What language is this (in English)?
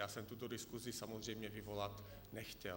Czech